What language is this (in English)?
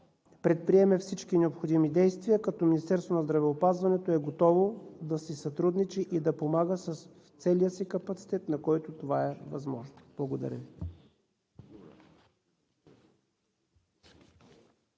Bulgarian